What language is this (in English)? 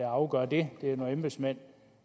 Danish